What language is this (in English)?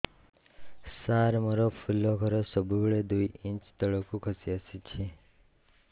Odia